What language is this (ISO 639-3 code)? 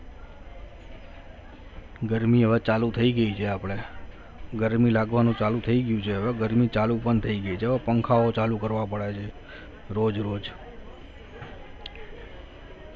guj